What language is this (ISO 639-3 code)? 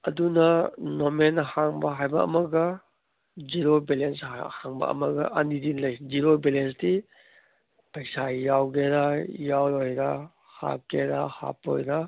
mni